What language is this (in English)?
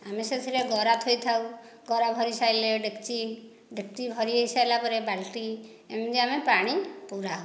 Odia